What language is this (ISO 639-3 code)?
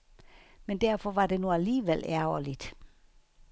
dan